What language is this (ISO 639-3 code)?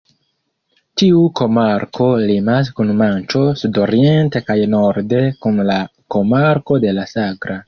epo